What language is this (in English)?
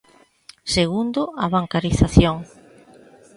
Galician